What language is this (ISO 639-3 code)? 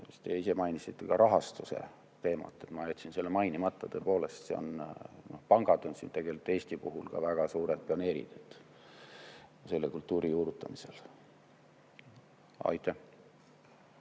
est